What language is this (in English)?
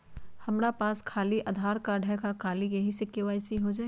Magahi